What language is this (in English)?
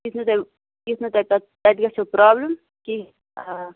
Kashmiri